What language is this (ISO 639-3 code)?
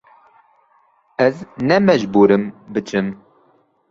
kur